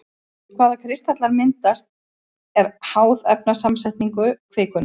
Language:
Icelandic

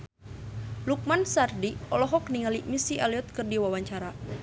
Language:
Sundanese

